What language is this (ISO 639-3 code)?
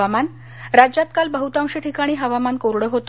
mar